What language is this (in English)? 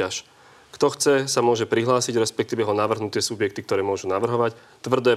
Slovak